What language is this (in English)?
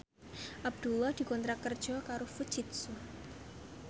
Javanese